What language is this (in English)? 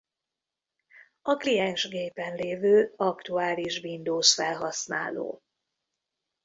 Hungarian